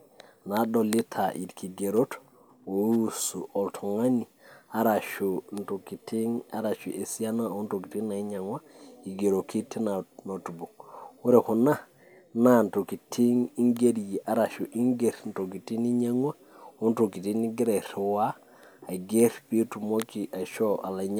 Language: Masai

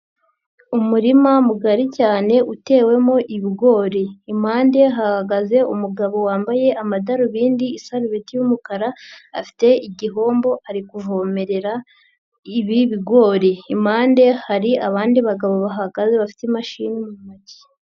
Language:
Kinyarwanda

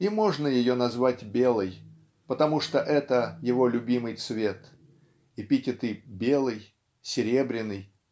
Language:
Russian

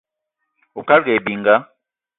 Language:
Eton (Cameroon)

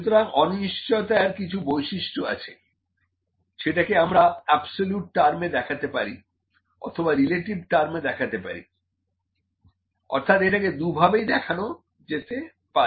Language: Bangla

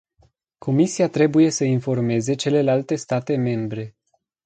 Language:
Romanian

